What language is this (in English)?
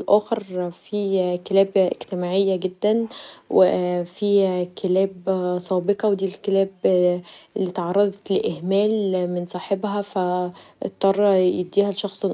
Egyptian Arabic